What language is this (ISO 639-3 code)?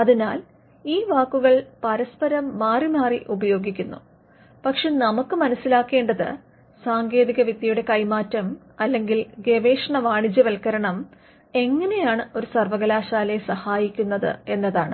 mal